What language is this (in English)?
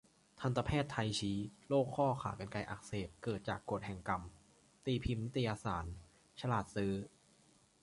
Thai